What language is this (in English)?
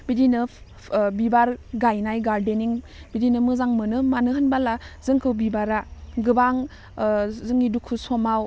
Bodo